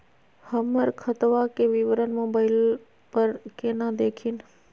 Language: Magahi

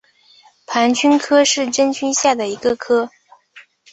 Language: Chinese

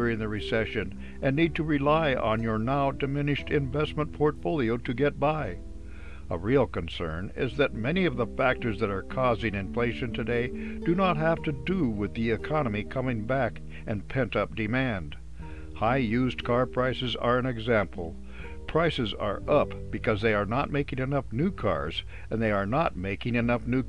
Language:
English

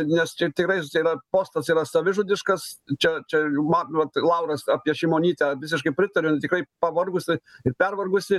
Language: Lithuanian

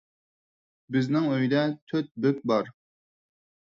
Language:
Uyghur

